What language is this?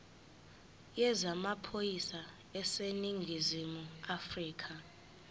Zulu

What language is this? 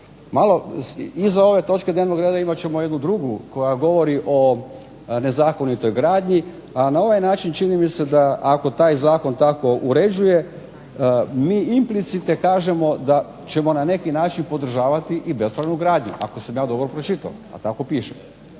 Croatian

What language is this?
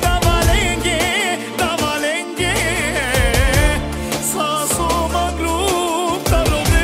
Romanian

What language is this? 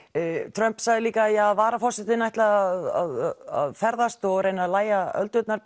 Icelandic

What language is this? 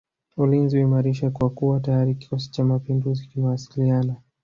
Swahili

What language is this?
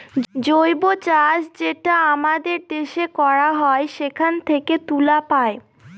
Bangla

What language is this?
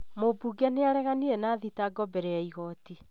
Kikuyu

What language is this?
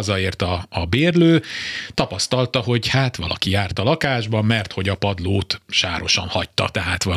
Hungarian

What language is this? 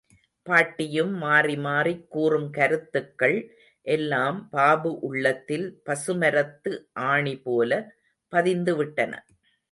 Tamil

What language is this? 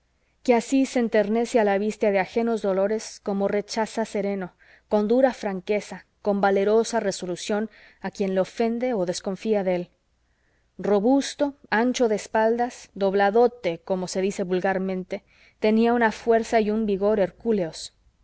Spanish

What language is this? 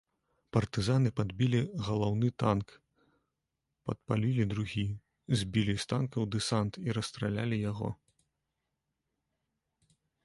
Belarusian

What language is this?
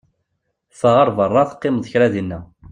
Kabyle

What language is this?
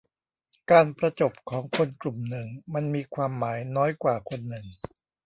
Thai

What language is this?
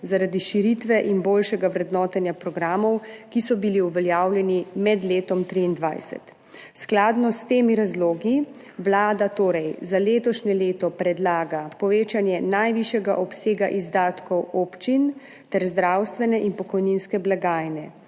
Slovenian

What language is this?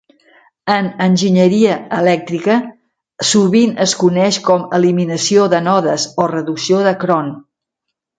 Catalan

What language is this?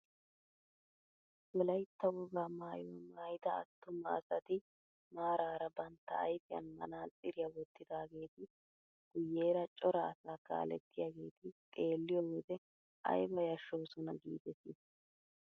Wolaytta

